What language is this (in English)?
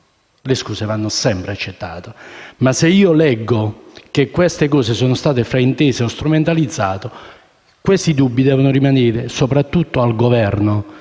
Italian